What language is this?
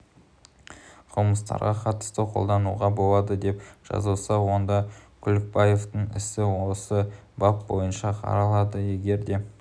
Kazakh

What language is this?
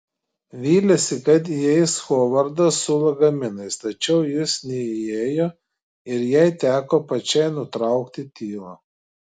Lithuanian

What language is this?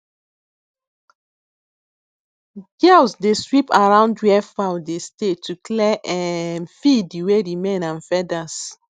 Nigerian Pidgin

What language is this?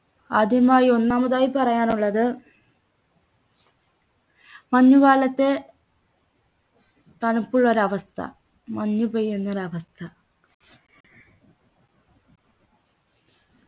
Malayalam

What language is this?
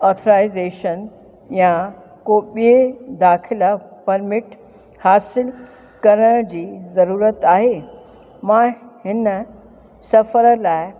Sindhi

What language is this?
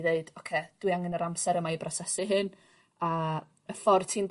Welsh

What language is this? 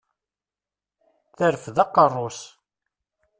Kabyle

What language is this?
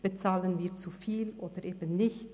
Swiss German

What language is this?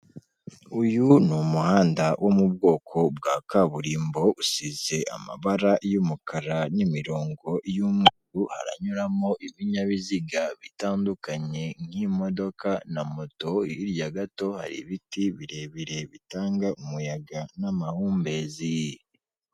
Kinyarwanda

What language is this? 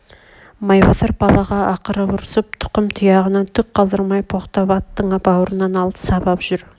Kazakh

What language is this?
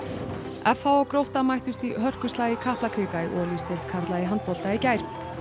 Icelandic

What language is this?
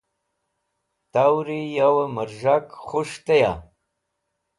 Wakhi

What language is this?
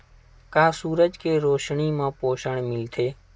Chhattisgarhi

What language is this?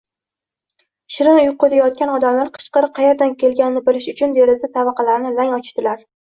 Uzbek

